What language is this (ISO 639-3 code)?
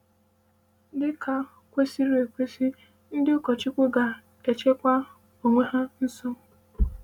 ibo